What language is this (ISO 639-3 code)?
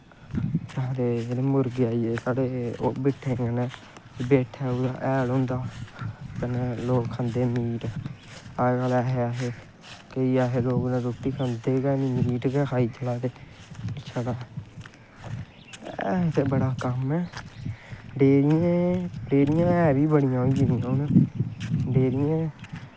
doi